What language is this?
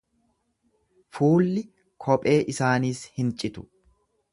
Oromo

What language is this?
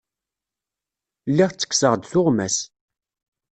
Kabyle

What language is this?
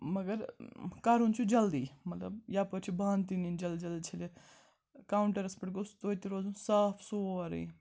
Kashmiri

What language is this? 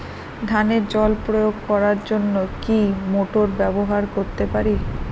Bangla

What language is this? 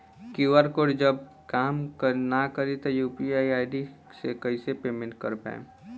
Bhojpuri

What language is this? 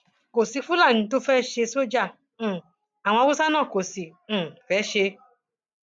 Yoruba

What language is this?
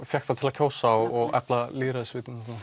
Icelandic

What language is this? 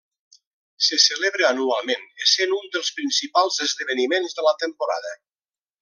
Catalan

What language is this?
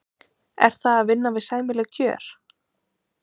Icelandic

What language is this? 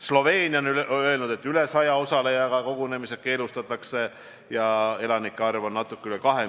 Estonian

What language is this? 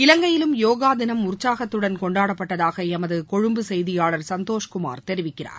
Tamil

